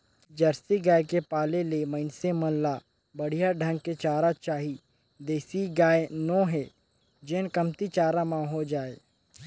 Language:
Chhattisgarhi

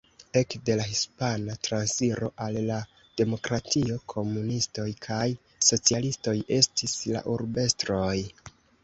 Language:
Esperanto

